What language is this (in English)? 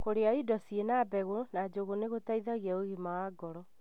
Kikuyu